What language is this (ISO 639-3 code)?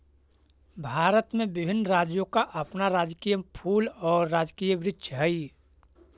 mag